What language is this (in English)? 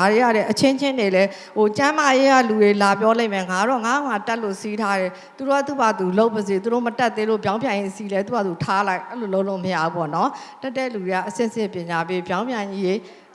English